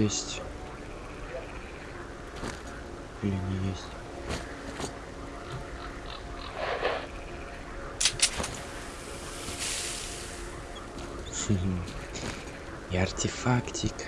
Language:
Russian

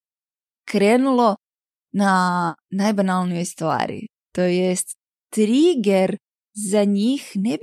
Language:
Croatian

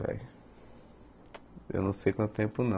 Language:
Portuguese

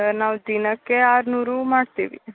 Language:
Kannada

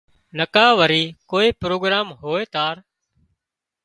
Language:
Wadiyara Koli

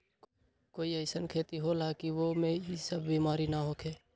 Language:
Magahi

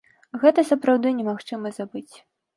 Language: Belarusian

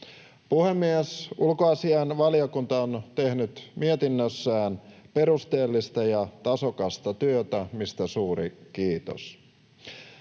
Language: Finnish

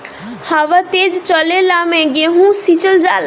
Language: Bhojpuri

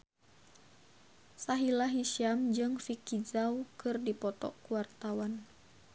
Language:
Sundanese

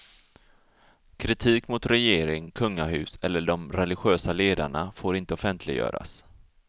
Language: Swedish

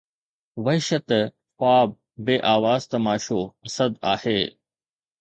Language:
Sindhi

